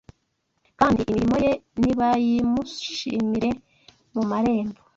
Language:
Kinyarwanda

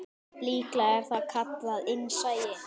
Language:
Icelandic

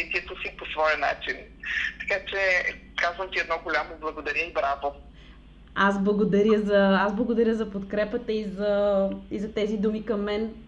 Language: Bulgarian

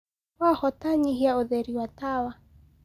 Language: Kikuyu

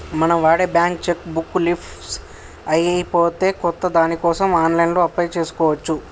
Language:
Telugu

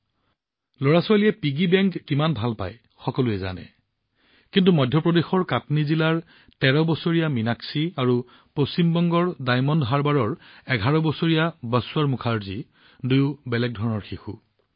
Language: Assamese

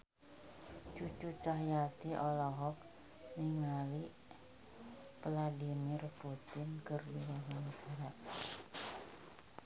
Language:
Sundanese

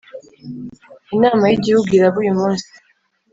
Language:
Kinyarwanda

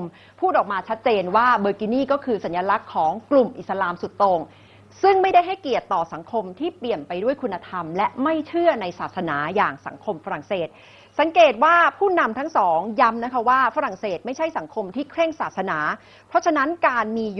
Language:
Thai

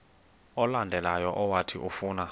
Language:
Xhosa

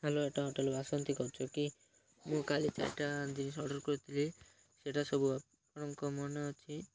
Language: Odia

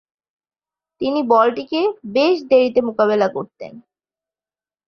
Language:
Bangla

